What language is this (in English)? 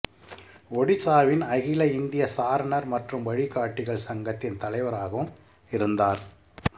Tamil